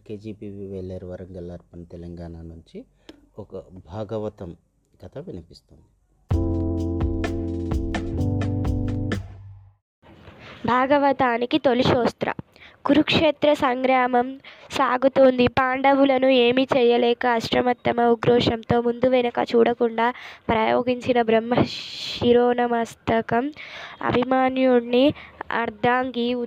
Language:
Telugu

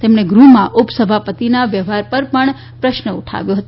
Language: Gujarati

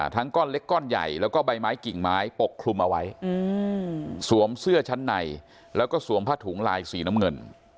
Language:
Thai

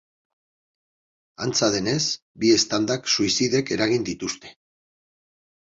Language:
Basque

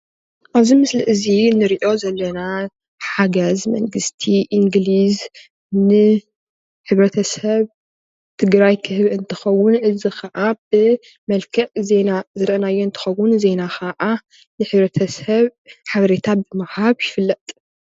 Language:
Tigrinya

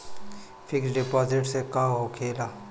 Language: Bhojpuri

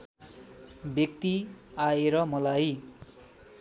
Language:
Nepali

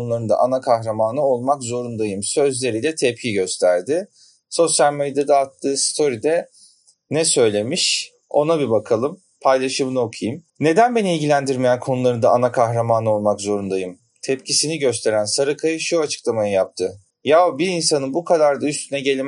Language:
Turkish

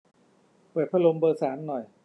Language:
Thai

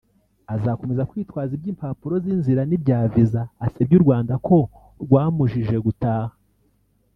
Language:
Kinyarwanda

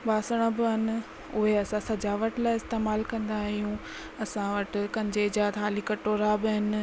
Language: Sindhi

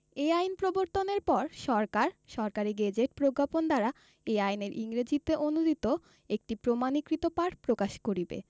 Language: Bangla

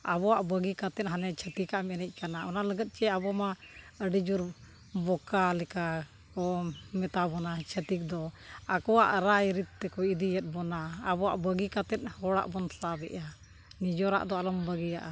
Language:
Santali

